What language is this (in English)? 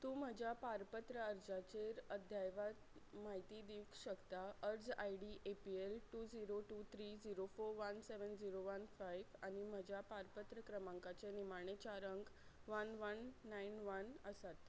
Konkani